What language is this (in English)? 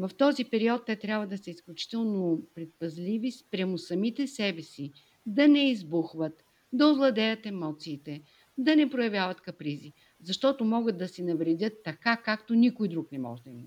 Bulgarian